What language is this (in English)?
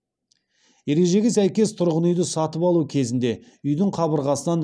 Kazakh